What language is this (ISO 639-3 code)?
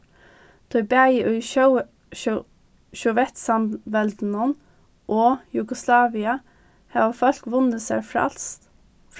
fao